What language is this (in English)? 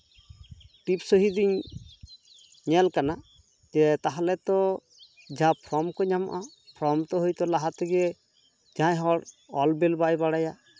Santali